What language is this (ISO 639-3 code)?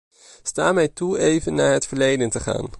nld